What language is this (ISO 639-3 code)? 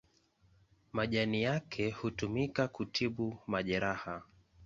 swa